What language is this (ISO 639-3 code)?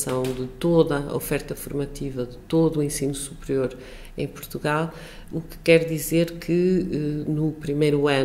por